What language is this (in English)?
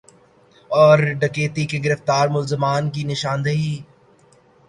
Urdu